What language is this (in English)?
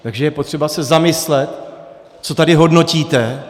Czech